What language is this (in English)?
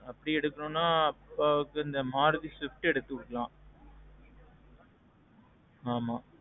Tamil